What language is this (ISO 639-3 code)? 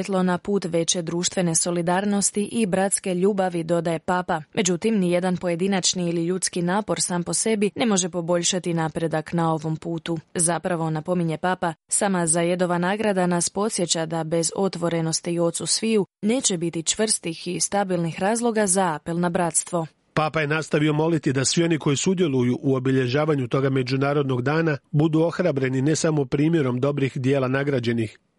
hrv